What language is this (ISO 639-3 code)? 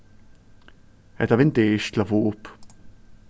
fao